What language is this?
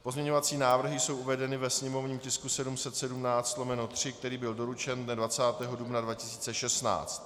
Czech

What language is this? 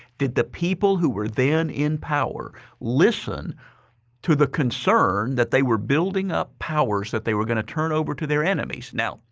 English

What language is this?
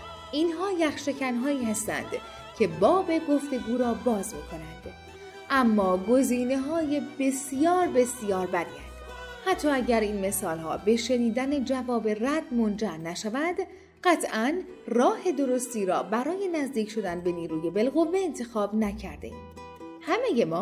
Persian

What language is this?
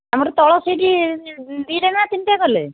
Odia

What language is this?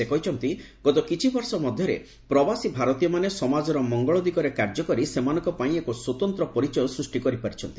Odia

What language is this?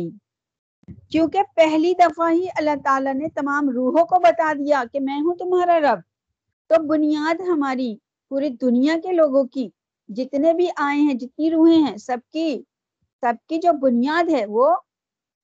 Urdu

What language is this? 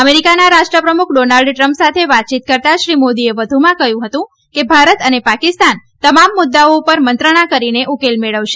Gujarati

